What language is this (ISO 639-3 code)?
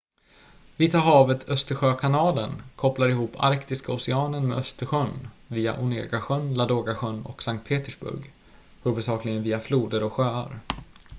swe